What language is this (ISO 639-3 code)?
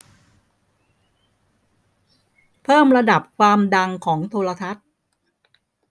tha